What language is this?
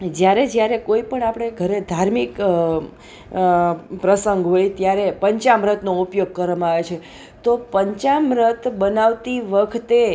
Gujarati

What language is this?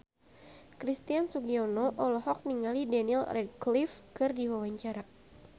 Sundanese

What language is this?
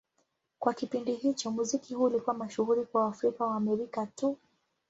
Swahili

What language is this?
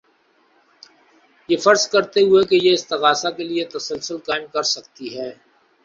Urdu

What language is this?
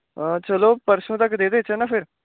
Dogri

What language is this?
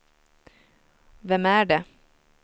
Swedish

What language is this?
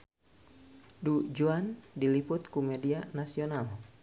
Sundanese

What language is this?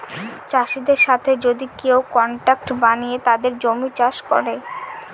Bangla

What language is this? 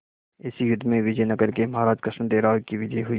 Hindi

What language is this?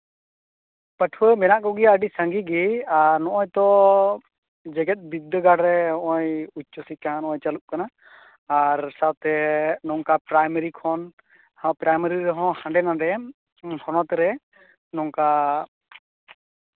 Santali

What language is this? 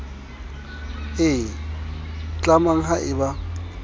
Southern Sotho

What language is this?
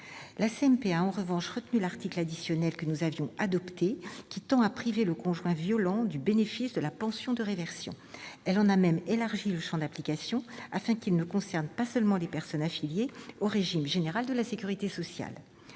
French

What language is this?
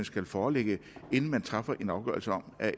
Danish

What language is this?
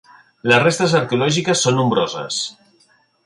Catalan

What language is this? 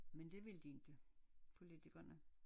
Danish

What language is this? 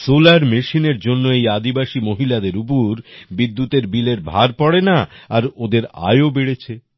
Bangla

